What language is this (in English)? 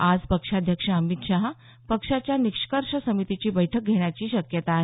Marathi